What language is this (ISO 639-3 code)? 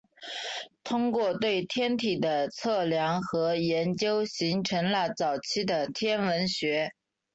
zho